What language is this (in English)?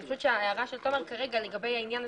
Hebrew